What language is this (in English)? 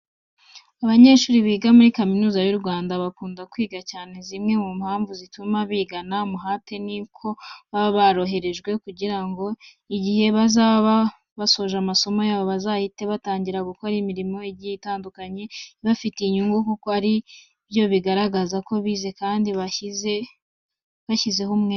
Kinyarwanda